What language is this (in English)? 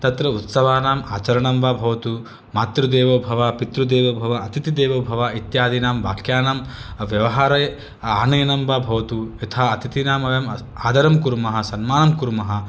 Sanskrit